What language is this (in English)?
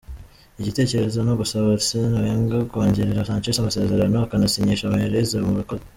Kinyarwanda